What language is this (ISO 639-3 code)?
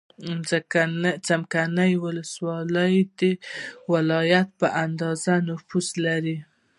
pus